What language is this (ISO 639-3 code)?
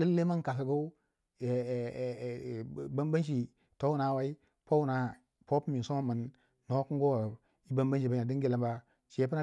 wja